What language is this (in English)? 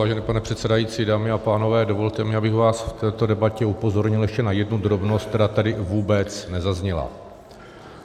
Czech